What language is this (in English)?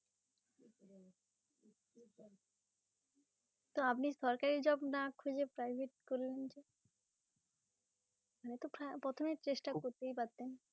Bangla